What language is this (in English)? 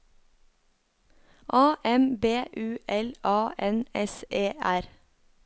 Norwegian